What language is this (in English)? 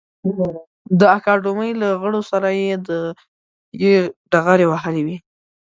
Pashto